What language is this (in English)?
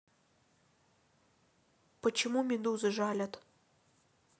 Russian